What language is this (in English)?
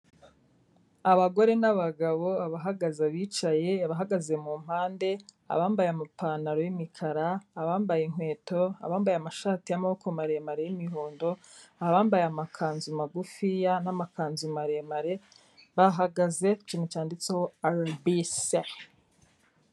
Kinyarwanda